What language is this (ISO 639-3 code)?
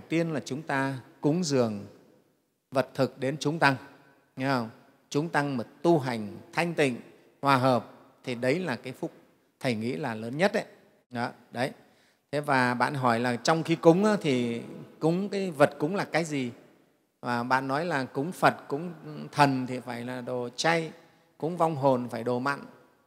vie